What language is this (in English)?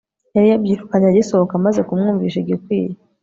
Kinyarwanda